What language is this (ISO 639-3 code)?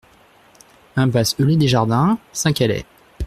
fra